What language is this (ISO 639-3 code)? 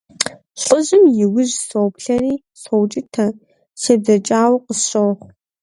kbd